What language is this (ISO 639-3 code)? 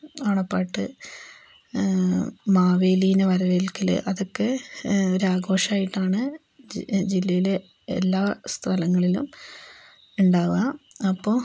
mal